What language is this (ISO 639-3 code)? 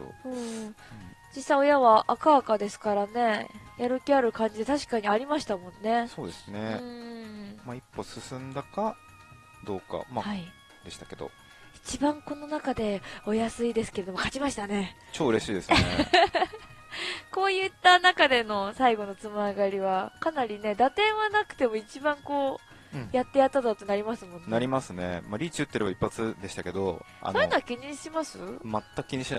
jpn